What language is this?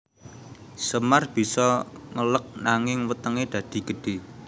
Javanese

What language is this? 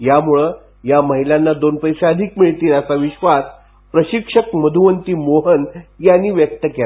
Marathi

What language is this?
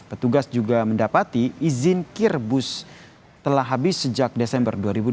Indonesian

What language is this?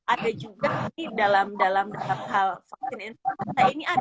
Indonesian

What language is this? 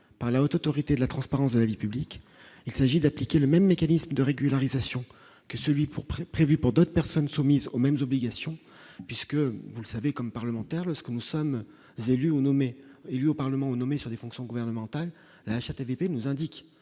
French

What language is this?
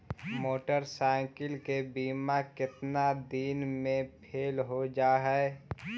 Magahi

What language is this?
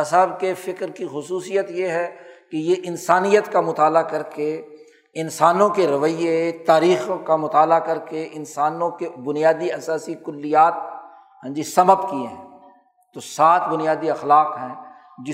Urdu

